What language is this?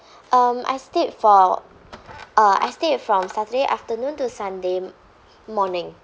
English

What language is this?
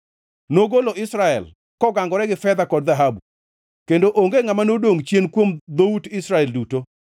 Luo (Kenya and Tanzania)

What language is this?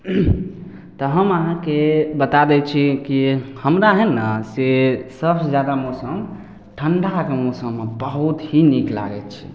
Maithili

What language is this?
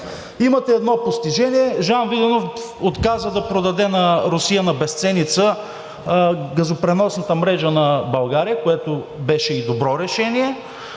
Bulgarian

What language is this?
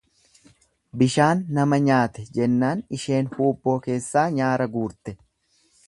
Oromo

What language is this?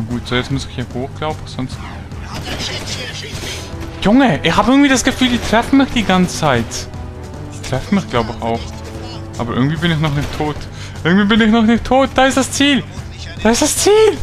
German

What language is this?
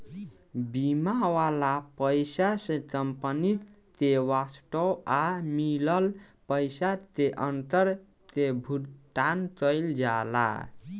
Bhojpuri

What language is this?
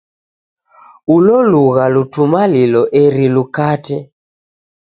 Taita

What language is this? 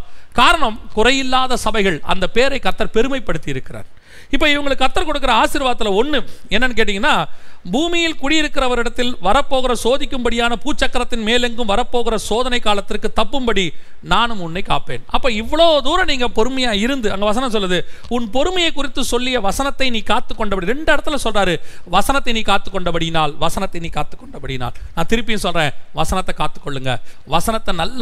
Tamil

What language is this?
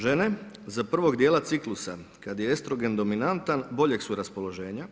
Croatian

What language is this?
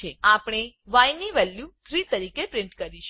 Gujarati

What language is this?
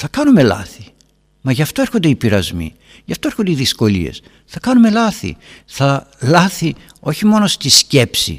Greek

